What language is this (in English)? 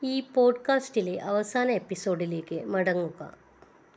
Malayalam